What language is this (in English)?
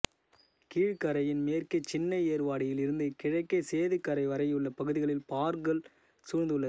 Tamil